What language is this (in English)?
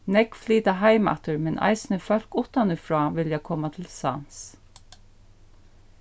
Faroese